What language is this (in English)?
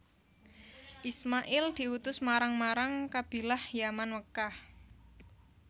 Javanese